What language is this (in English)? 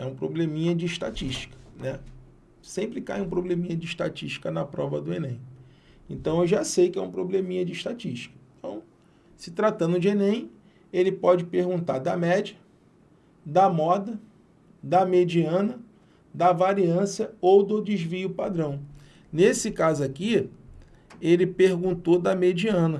Portuguese